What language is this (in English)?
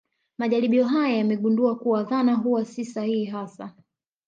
Swahili